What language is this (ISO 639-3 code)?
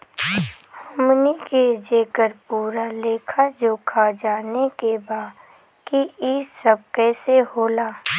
bho